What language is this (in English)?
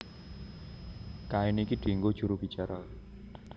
Javanese